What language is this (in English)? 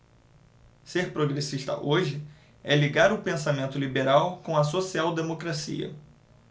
Portuguese